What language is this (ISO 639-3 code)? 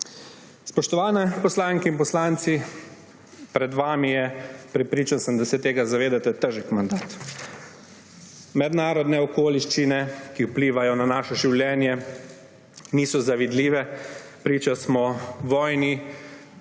slv